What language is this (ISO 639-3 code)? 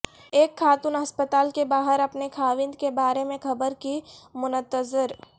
urd